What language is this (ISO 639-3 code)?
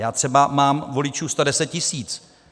ces